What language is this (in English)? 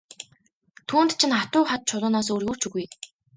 Mongolian